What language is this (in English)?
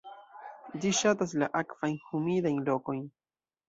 Esperanto